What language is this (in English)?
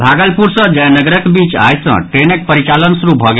Maithili